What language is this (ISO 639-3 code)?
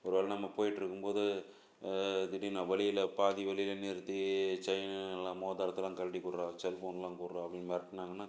tam